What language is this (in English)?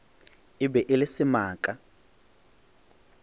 Northern Sotho